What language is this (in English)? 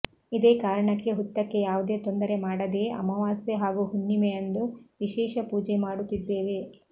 Kannada